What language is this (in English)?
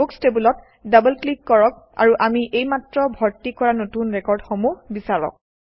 Assamese